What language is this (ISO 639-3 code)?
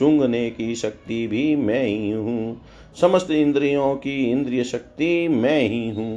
hin